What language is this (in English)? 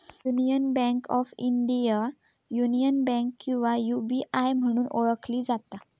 Marathi